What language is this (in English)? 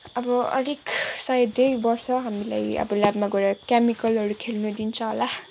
Nepali